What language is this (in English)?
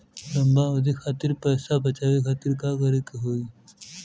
Bhojpuri